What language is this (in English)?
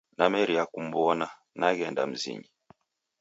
Taita